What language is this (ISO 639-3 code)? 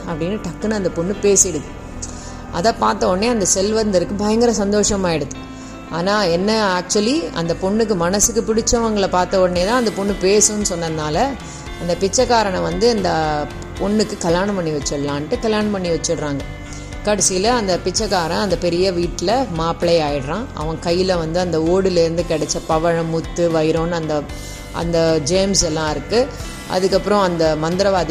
tam